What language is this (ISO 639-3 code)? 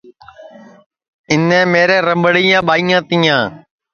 ssi